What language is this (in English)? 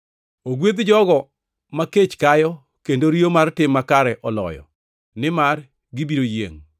Luo (Kenya and Tanzania)